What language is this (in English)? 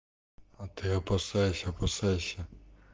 Russian